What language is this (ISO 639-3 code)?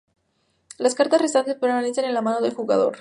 spa